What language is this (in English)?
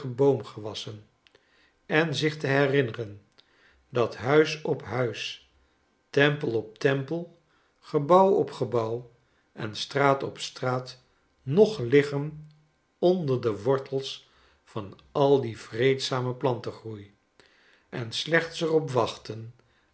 Dutch